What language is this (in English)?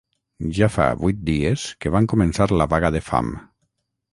Catalan